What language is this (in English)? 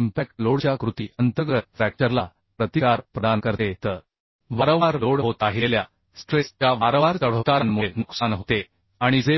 Marathi